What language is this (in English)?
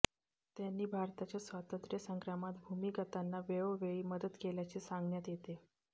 Marathi